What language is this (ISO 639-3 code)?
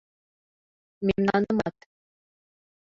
chm